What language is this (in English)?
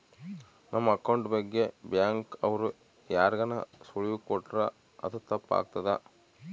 Kannada